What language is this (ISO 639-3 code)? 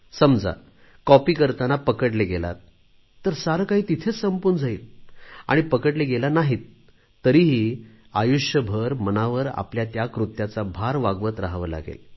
mar